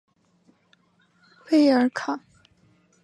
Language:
Chinese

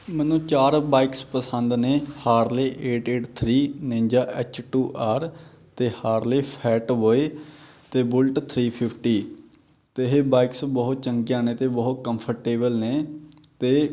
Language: Punjabi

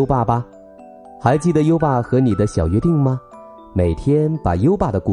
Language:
Chinese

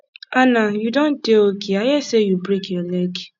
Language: Nigerian Pidgin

